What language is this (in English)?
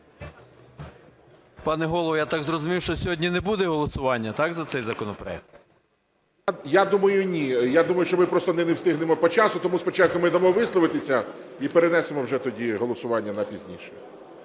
Ukrainian